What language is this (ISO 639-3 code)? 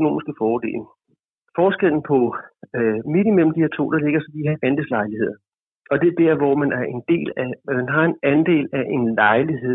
dan